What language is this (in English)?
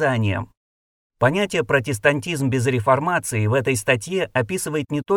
Russian